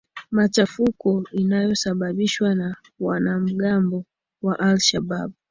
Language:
Swahili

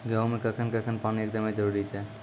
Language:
Maithili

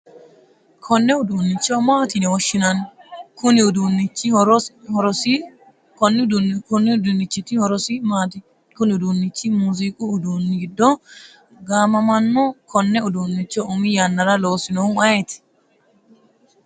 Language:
Sidamo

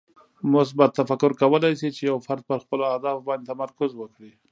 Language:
Pashto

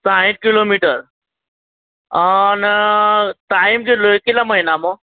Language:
Gujarati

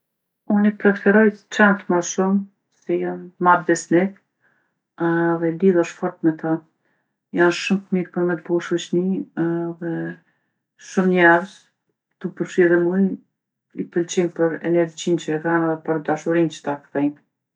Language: Gheg Albanian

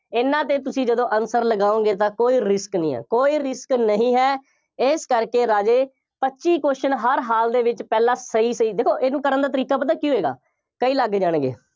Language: Punjabi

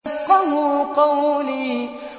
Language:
Arabic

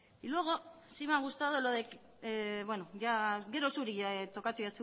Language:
Basque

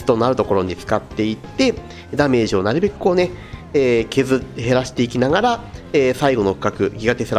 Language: Japanese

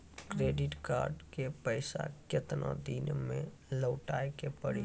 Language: Maithili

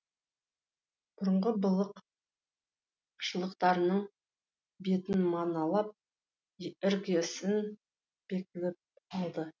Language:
Kazakh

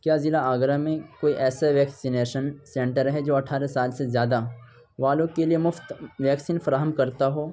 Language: Urdu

